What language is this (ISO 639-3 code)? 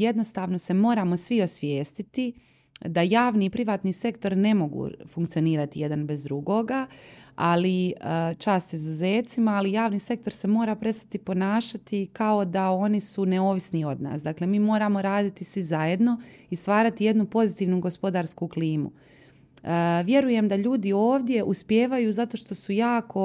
hrv